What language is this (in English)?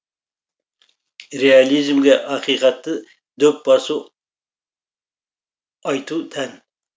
Kazakh